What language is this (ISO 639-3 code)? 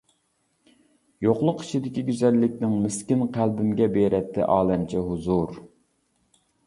uig